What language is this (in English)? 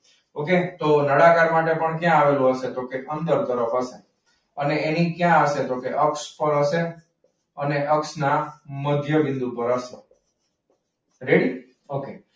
Gujarati